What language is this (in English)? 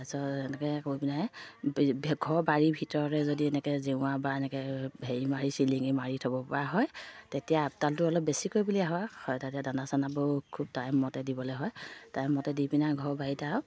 Assamese